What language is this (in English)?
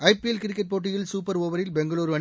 Tamil